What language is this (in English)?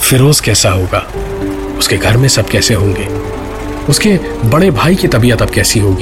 Hindi